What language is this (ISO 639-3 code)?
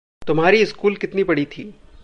hin